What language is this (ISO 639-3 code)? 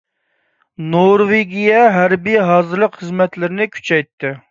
uig